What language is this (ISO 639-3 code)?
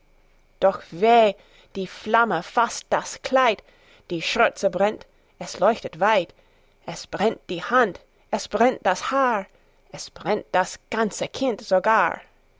deu